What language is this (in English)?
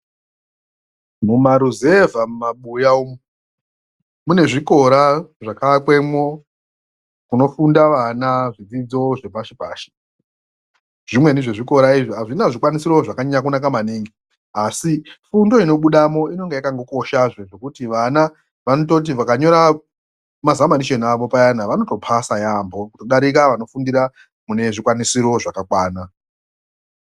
Ndau